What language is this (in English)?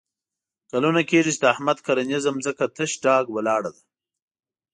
Pashto